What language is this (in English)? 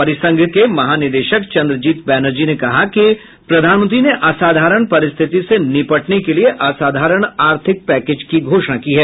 Hindi